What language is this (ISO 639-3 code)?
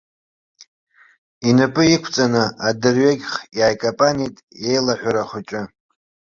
abk